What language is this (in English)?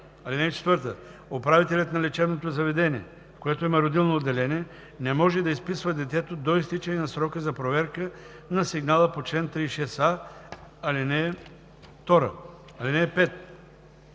Bulgarian